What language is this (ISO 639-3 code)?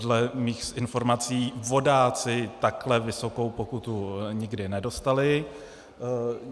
ces